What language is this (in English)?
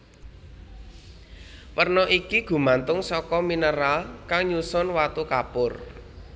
Javanese